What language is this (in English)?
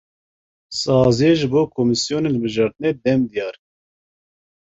Kurdish